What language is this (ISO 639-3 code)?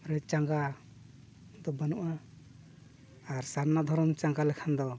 sat